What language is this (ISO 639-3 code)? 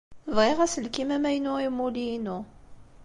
kab